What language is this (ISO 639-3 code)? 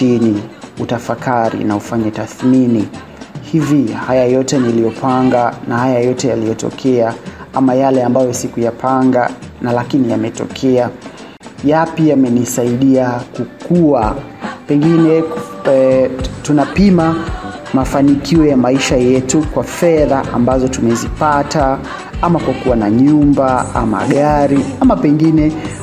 swa